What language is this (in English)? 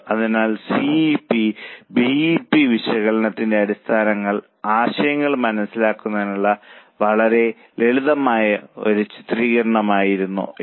Malayalam